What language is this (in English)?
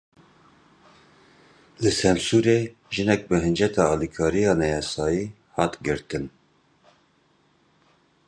Kurdish